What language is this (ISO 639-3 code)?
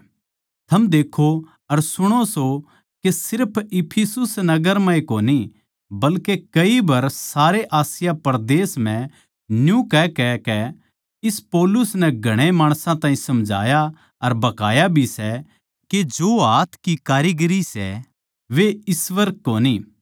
bgc